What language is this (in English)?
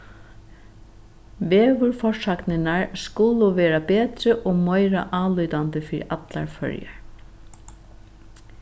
Faroese